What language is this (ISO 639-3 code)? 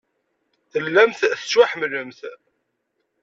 kab